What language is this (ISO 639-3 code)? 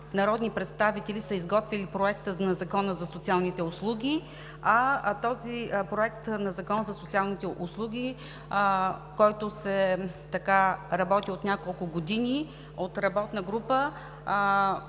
bul